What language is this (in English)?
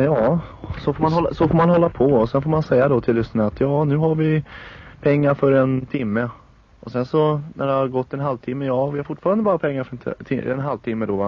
Swedish